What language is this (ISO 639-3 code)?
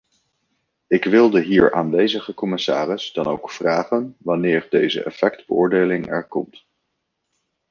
nld